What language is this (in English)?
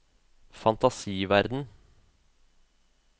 Norwegian